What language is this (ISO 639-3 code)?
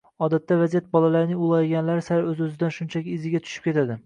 uzb